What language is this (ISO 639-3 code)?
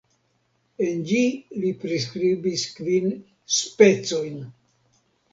epo